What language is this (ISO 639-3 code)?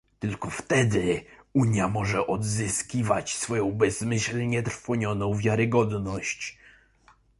pol